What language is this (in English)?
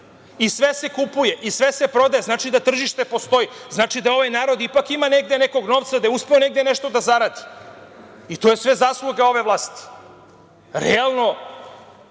Serbian